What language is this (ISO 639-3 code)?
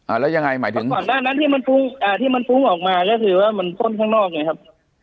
tha